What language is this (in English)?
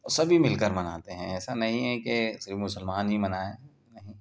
Urdu